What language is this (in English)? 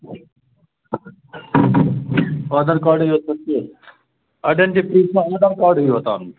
Kashmiri